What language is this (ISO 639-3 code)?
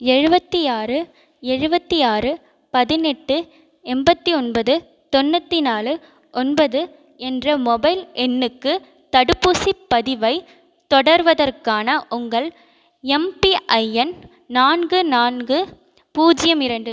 tam